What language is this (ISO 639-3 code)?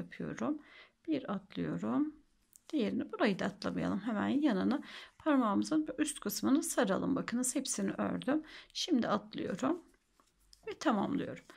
tur